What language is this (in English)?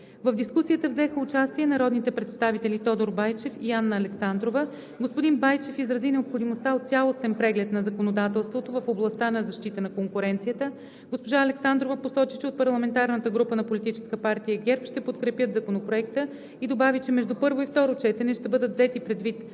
Bulgarian